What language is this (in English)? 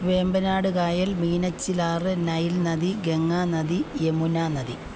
Malayalam